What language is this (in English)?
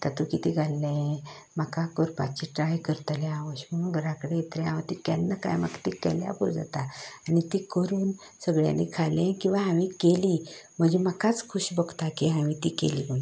Konkani